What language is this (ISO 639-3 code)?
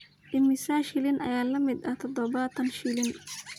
som